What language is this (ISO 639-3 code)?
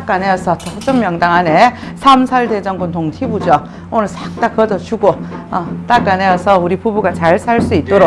kor